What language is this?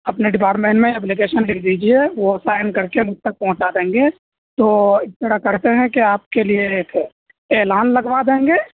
Urdu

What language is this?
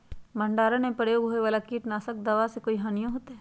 Magahi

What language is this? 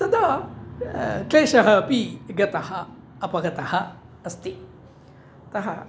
Sanskrit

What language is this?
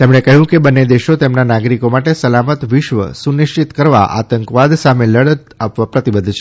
Gujarati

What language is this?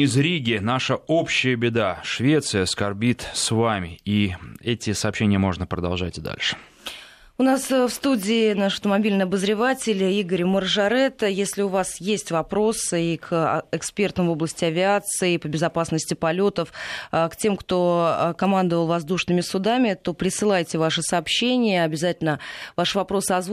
Russian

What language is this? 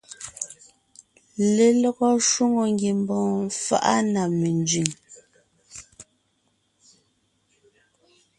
Ngiemboon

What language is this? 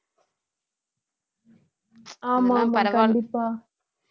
Tamil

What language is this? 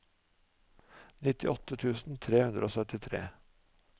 Norwegian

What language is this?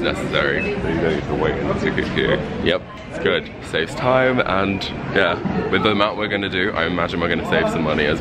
English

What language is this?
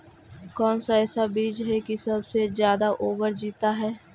Magahi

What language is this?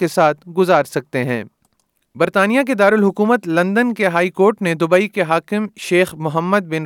Urdu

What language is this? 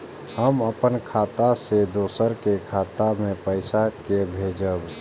Maithili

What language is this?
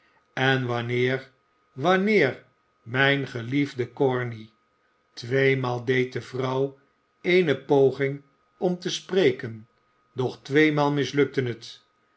Dutch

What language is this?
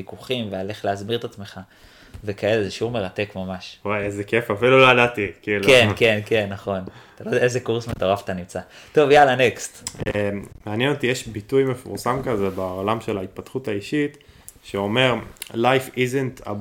Hebrew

